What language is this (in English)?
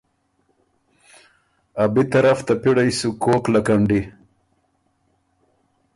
Ormuri